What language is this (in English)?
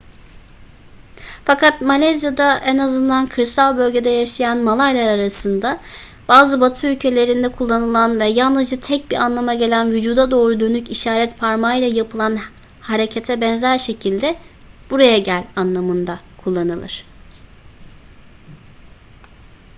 Turkish